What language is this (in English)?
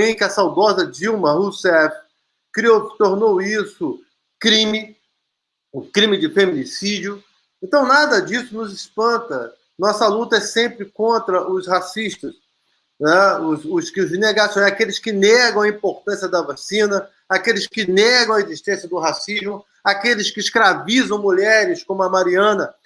Portuguese